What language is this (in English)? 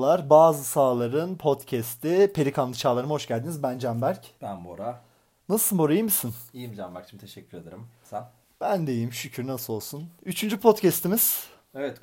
Turkish